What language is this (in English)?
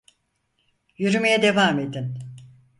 Turkish